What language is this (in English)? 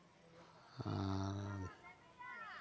Santali